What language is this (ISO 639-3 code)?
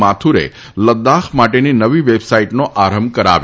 guj